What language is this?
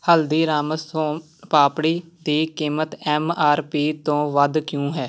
Punjabi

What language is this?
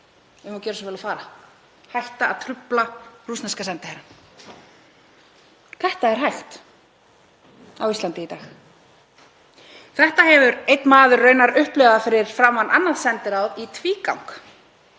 Icelandic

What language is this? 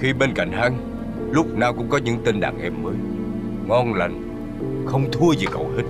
Vietnamese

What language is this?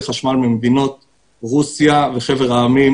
Hebrew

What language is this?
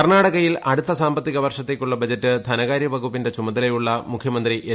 Malayalam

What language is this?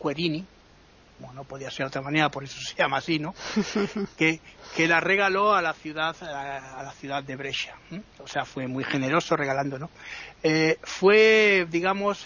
Spanish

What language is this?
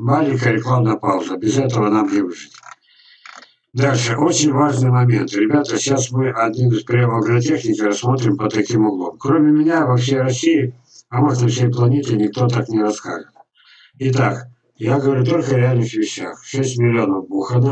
Russian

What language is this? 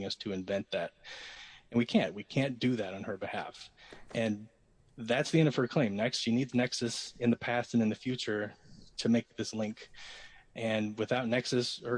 English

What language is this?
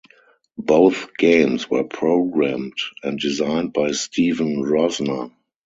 English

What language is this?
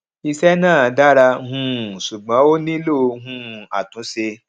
Yoruba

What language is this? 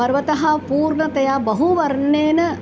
Sanskrit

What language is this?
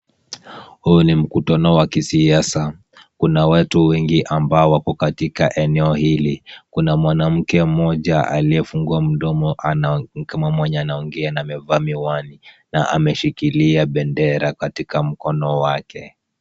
Swahili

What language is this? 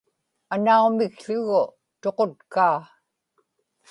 Inupiaq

